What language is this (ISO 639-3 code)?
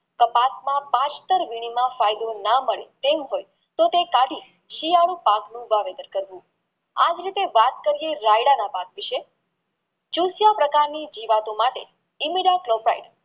guj